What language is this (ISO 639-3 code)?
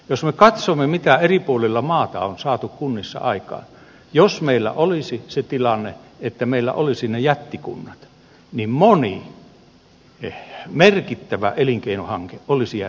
fin